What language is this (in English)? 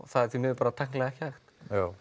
Icelandic